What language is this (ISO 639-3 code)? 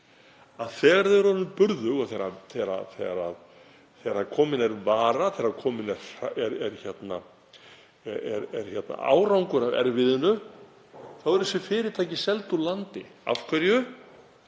isl